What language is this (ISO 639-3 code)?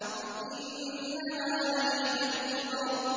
ara